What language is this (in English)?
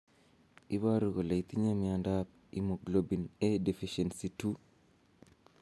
Kalenjin